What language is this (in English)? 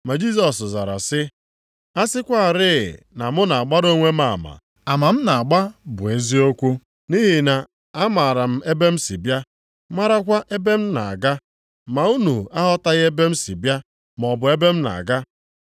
Igbo